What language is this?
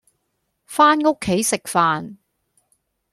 Cantonese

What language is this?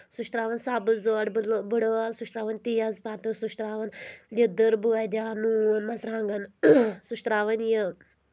Kashmiri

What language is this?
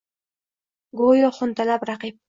Uzbek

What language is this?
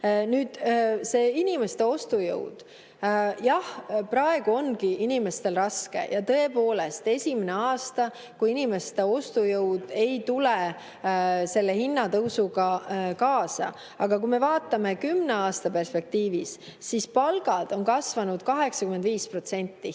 Estonian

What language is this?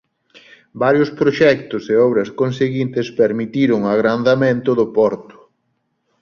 Galician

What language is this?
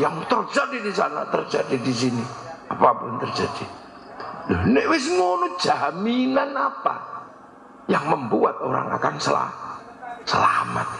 Indonesian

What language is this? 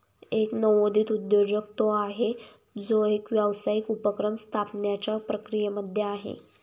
Marathi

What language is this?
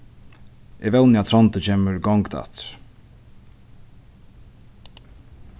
Faroese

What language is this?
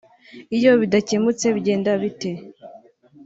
Kinyarwanda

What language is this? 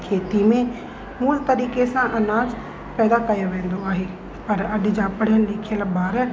Sindhi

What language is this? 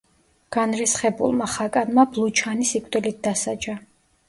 Georgian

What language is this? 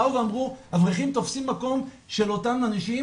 Hebrew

